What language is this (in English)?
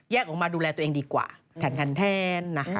Thai